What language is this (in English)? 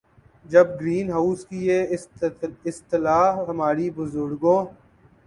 Urdu